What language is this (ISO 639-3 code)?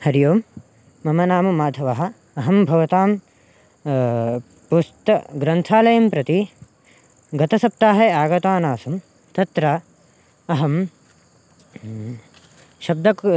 san